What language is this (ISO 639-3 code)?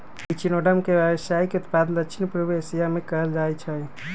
mag